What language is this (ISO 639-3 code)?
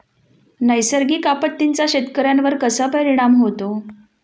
mar